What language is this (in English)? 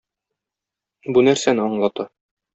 Tatar